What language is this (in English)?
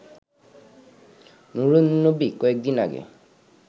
Bangla